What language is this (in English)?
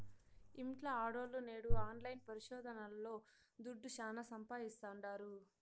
Telugu